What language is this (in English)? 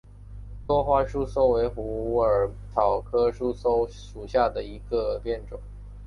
Chinese